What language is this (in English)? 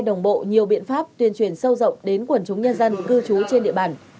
Vietnamese